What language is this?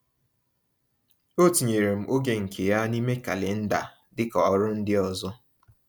Igbo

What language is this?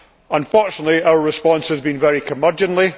English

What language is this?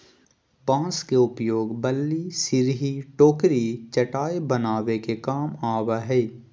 Magahi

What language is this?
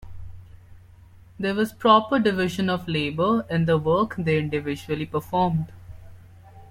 English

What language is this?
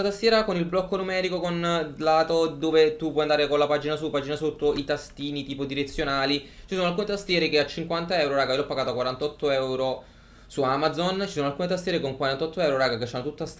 Italian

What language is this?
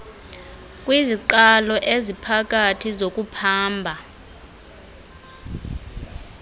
Xhosa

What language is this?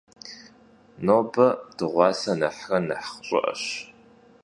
Kabardian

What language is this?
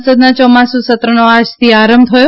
Gujarati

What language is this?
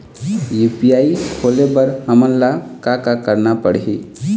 Chhattisgarhi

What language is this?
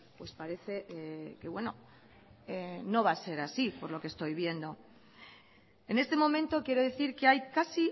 Spanish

